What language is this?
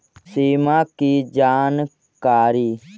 Magahi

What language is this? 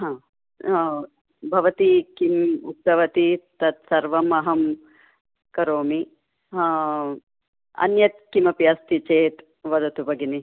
Sanskrit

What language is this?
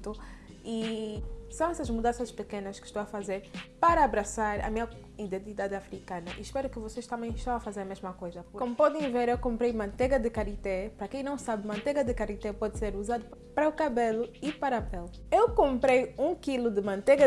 Portuguese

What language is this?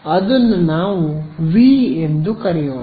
Kannada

